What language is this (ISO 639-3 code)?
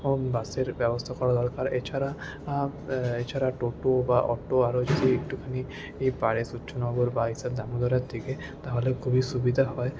ben